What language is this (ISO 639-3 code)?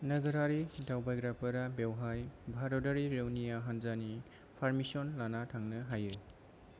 brx